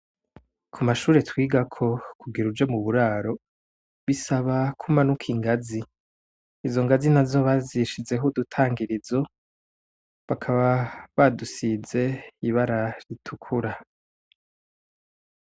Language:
Rundi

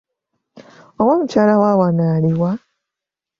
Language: Ganda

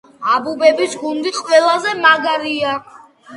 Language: Georgian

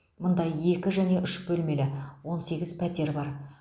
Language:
Kazakh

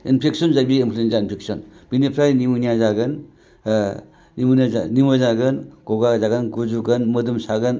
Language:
Bodo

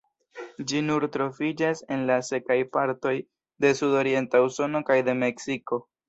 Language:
Esperanto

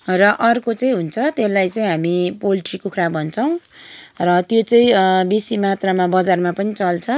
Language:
Nepali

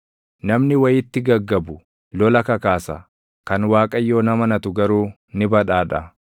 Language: Oromo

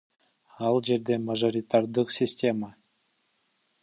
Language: Kyrgyz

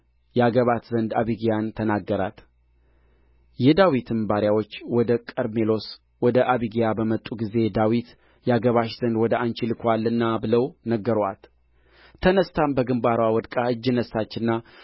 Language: Amharic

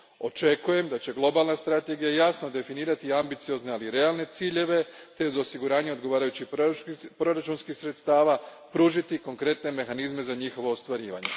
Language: Croatian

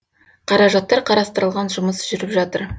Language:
Kazakh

